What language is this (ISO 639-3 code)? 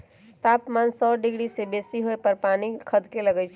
mag